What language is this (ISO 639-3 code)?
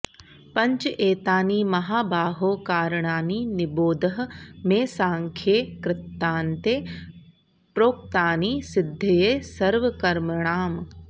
san